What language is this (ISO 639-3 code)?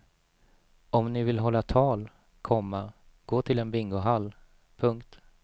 swe